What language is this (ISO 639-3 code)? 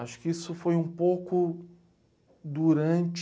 por